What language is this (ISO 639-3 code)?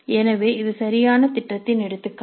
tam